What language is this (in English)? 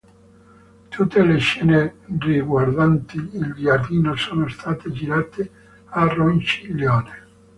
Italian